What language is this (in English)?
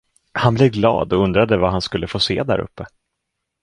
Swedish